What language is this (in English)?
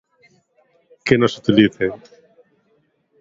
Galician